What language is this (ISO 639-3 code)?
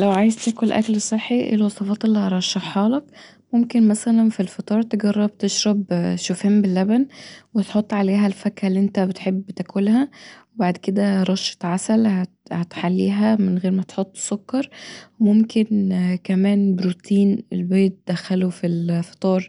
arz